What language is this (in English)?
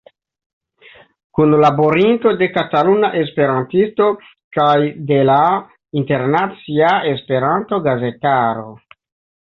Esperanto